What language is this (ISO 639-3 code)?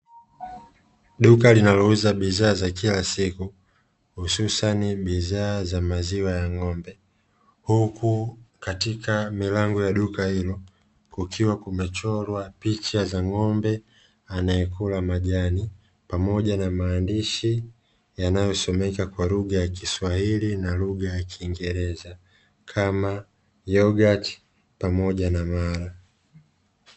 swa